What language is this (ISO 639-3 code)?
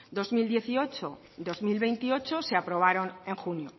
spa